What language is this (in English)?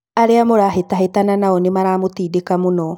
Kikuyu